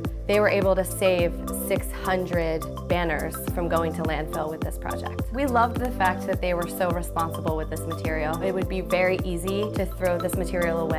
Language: English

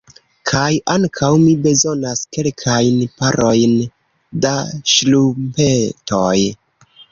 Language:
Esperanto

